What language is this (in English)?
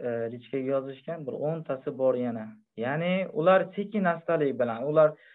Turkish